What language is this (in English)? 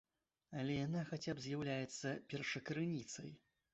Belarusian